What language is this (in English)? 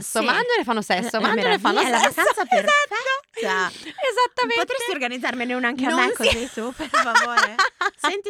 Italian